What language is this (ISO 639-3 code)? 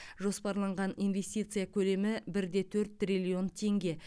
kaz